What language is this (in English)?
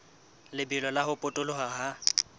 Southern Sotho